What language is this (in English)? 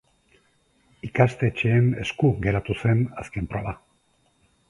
Basque